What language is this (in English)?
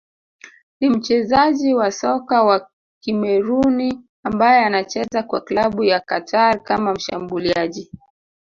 Swahili